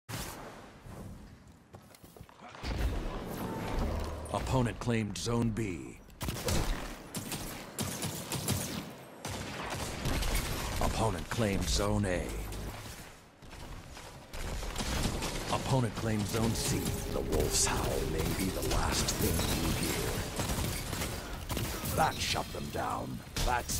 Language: English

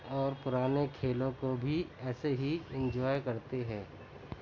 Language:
Urdu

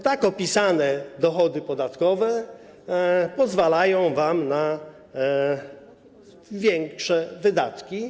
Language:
Polish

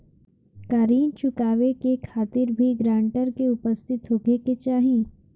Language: Bhojpuri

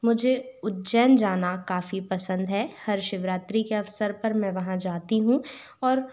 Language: Hindi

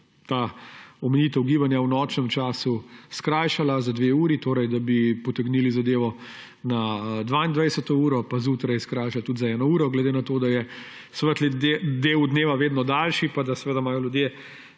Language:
Slovenian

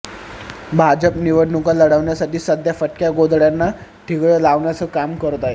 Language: Marathi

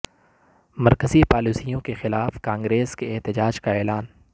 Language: Urdu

